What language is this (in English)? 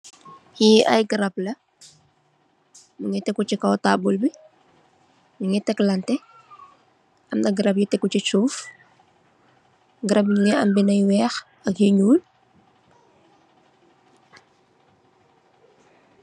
Wolof